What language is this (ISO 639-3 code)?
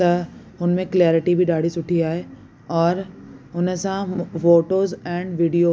snd